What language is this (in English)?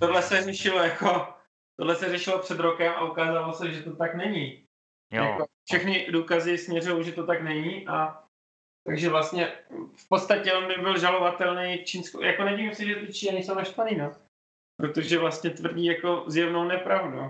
Czech